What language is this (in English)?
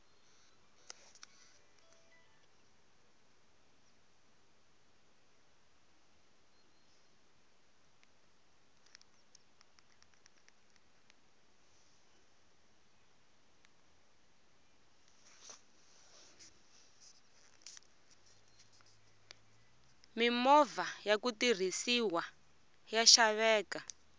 Tsonga